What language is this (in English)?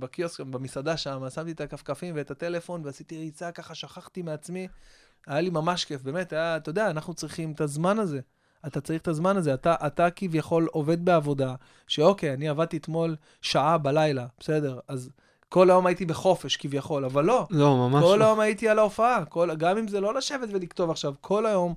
Hebrew